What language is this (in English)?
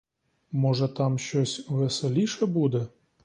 Ukrainian